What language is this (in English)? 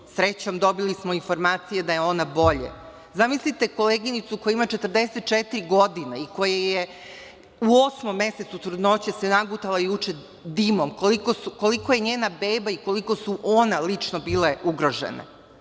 Serbian